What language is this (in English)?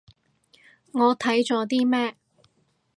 Cantonese